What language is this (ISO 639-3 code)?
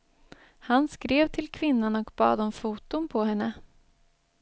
swe